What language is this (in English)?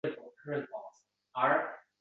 Uzbek